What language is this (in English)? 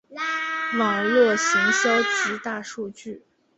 Chinese